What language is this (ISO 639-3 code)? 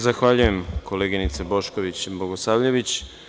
srp